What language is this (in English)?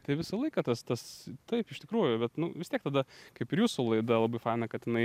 Lithuanian